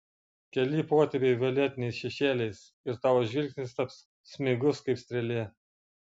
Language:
Lithuanian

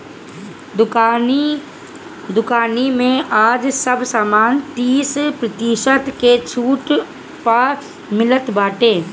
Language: Bhojpuri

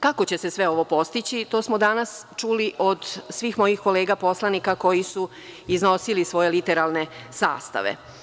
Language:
Serbian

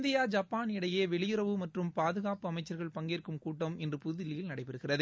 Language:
Tamil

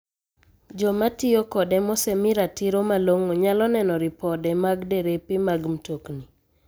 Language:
Luo (Kenya and Tanzania)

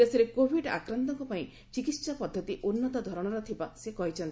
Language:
Odia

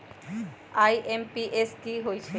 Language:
Magahi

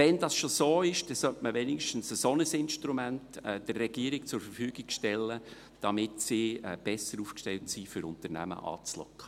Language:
Swiss German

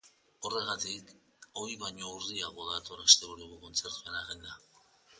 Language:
Basque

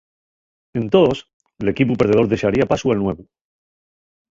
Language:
Asturian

